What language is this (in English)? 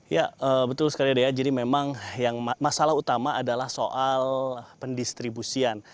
Indonesian